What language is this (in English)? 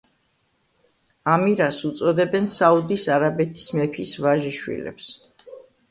Georgian